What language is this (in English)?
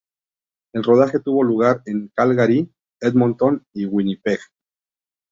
Spanish